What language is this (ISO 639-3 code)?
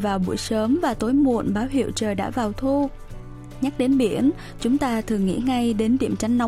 vie